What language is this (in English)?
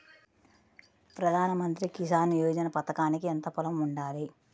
Telugu